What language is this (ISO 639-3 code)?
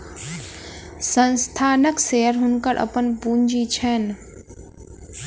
mai